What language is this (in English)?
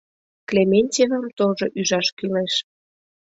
Mari